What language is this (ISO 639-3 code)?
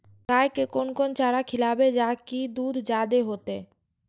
mai